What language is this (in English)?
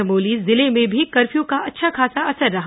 Hindi